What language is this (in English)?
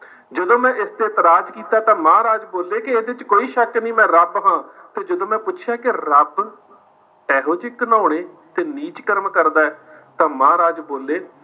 Punjabi